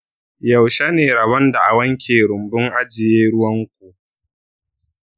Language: Hausa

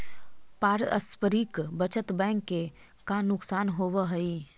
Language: Magahi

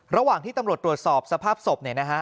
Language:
Thai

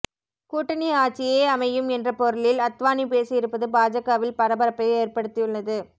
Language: Tamil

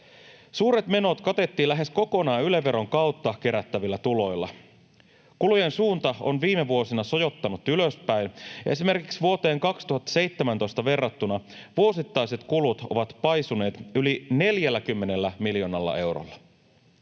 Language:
Finnish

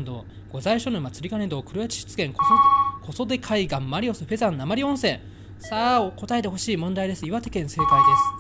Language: Japanese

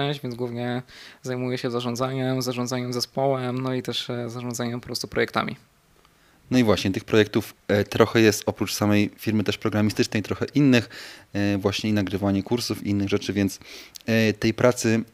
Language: Polish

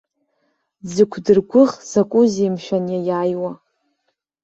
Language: Abkhazian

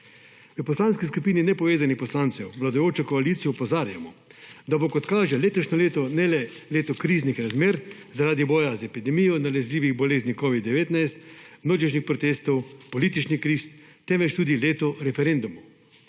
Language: Slovenian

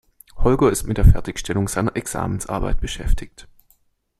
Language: German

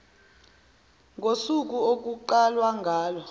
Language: Zulu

